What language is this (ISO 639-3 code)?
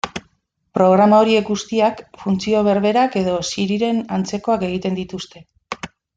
eus